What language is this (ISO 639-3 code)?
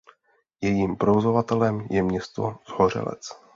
ces